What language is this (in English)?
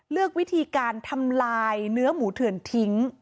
Thai